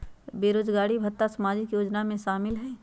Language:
Magahi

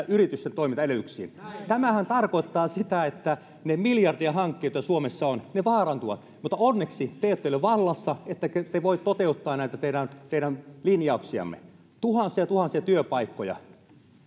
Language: Finnish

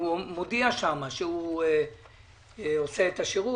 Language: Hebrew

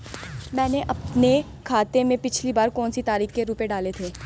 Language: Hindi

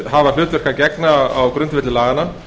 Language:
Icelandic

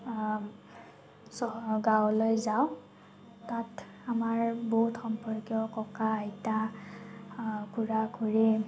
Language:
Assamese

